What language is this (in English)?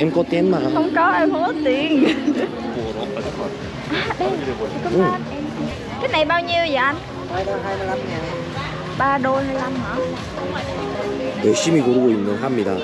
Korean